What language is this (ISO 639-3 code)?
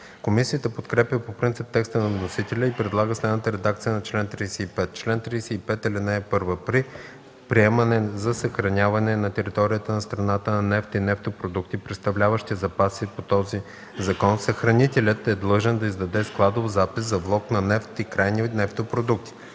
bul